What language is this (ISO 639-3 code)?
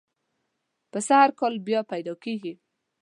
pus